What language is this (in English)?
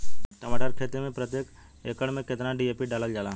Bhojpuri